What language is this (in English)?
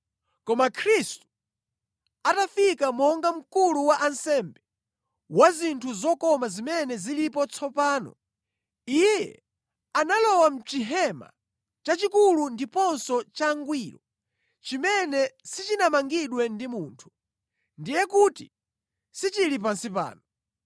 Nyanja